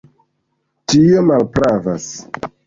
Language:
Esperanto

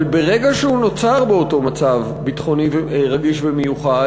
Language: Hebrew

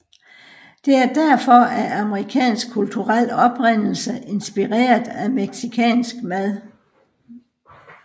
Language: Danish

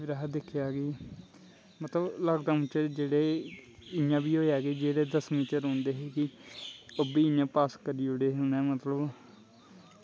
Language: Dogri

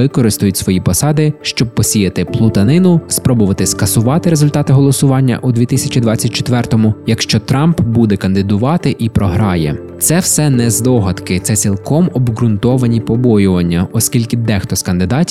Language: Ukrainian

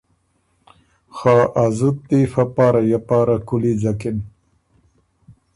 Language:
Ormuri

